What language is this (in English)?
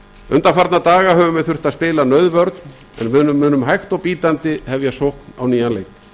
Icelandic